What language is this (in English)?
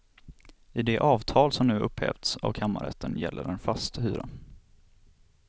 Swedish